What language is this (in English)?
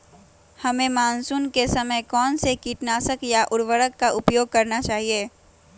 Magahi